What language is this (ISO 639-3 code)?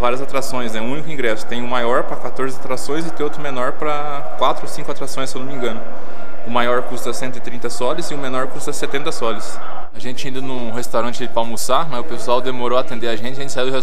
por